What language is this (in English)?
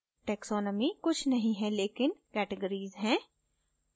Hindi